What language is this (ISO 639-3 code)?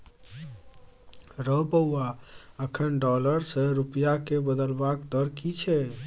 mai